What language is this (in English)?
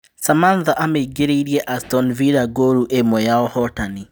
Kikuyu